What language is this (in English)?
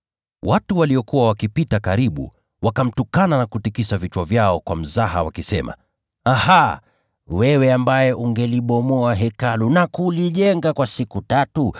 Swahili